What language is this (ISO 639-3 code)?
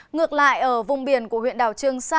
vie